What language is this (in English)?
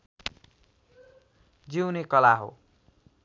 Nepali